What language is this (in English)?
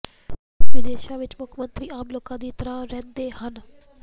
Punjabi